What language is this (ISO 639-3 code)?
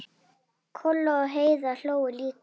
isl